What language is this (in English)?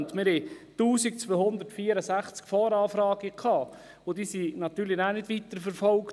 Swiss German